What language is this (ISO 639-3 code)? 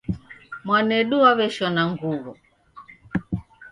dav